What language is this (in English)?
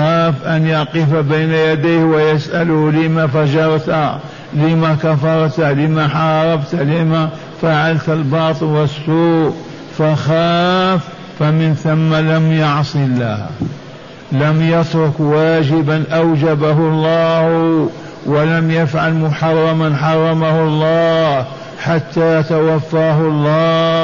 Arabic